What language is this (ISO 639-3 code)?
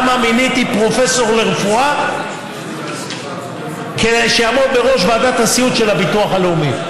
heb